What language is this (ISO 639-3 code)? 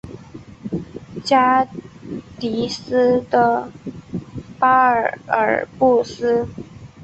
zho